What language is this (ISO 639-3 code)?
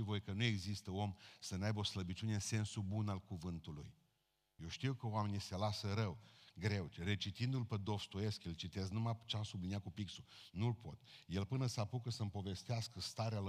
ron